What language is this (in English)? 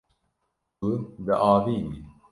Kurdish